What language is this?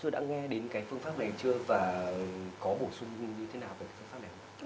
Vietnamese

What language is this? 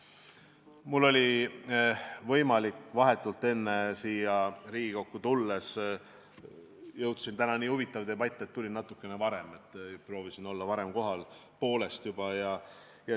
Estonian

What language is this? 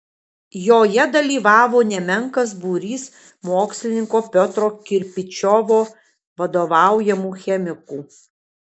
Lithuanian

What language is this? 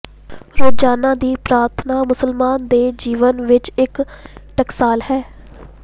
Punjabi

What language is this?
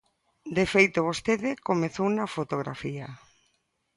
Galician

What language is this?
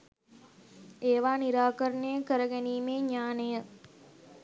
Sinhala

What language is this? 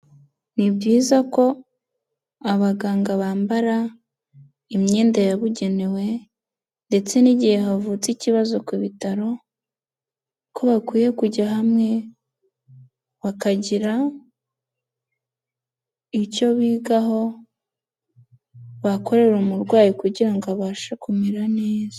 Kinyarwanda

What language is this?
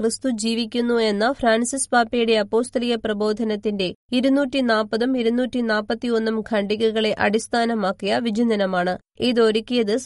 Malayalam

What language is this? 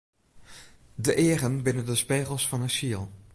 Western Frisian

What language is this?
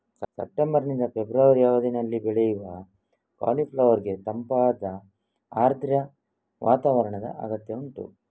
Kannada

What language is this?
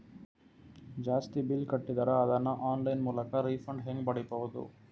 Kannada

